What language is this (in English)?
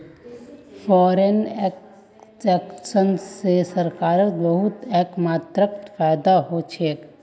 Magahi